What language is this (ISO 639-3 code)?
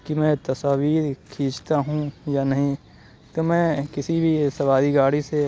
urd